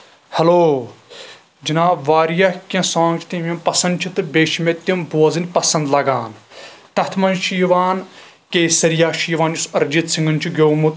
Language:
Kashmiri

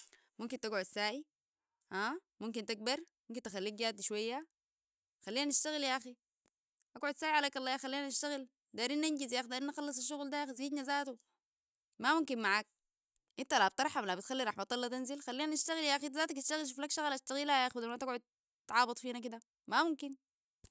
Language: Sudanese Arabic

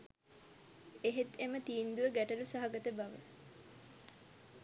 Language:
Sinhala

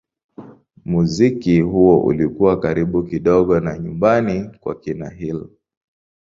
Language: Swahili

